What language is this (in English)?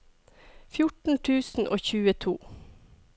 Norwegian